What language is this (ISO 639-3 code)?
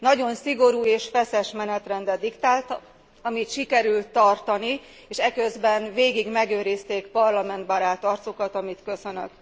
hun